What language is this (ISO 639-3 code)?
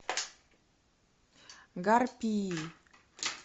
rus